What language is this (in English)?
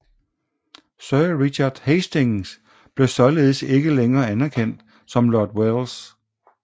Danish